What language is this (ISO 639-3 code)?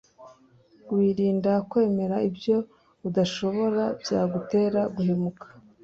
kin